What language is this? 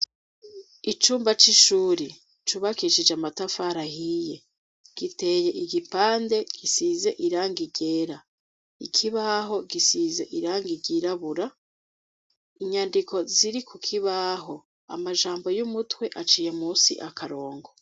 Rundi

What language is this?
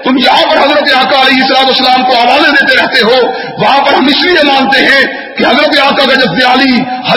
Urdu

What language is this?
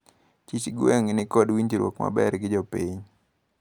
Luo (Kenya and Tanzania)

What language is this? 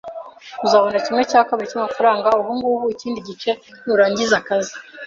Kinyarwanda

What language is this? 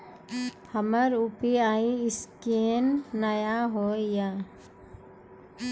Maithili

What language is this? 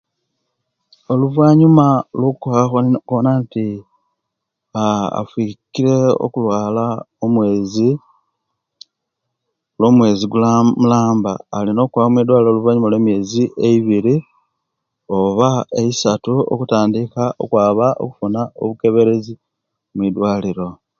Kenyi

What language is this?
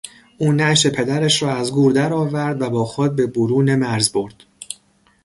Persian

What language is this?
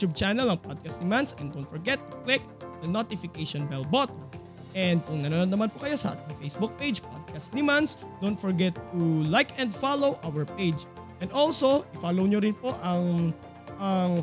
Filipino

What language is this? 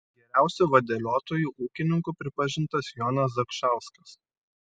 Lithuanian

